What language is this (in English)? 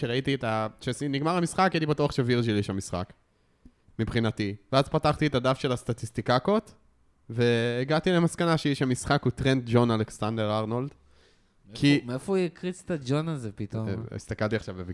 Hebrew